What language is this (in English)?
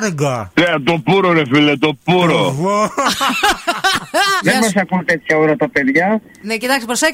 Greek